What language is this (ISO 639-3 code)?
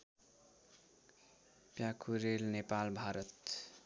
nep